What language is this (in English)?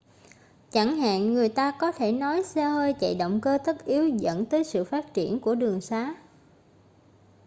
Vietnamese